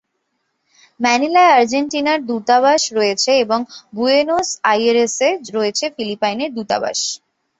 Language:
Bangla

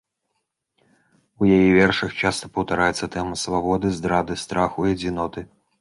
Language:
Belarusian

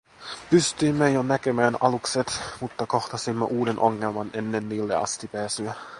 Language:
Finnish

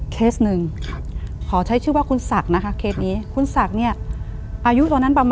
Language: Thai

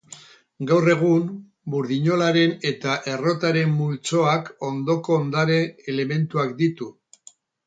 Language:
Basque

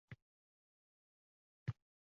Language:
Uzbek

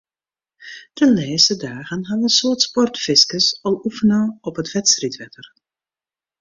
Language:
Western Frisian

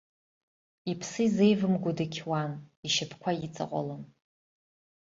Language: Abkhazian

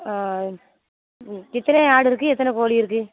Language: Tamil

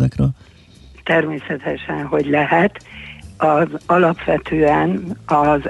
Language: Hungarian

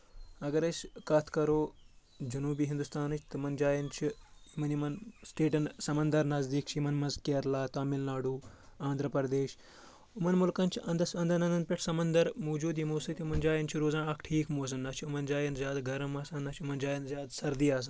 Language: Kashmiri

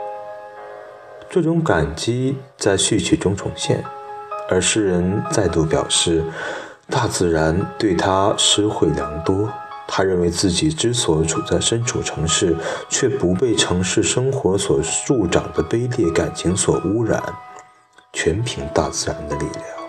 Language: Chinese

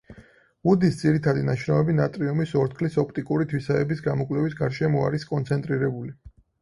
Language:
Georgian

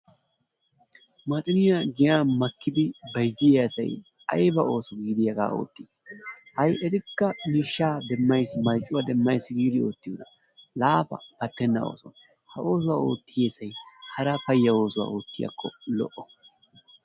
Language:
Wolaytta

